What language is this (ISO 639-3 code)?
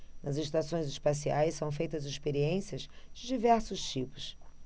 por